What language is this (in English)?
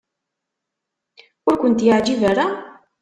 Kabyle